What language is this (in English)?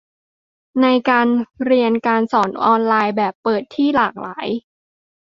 Thai